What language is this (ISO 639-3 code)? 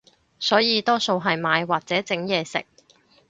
yue